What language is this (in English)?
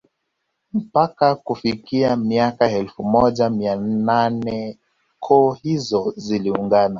Swahili